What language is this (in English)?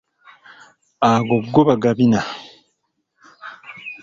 Ganda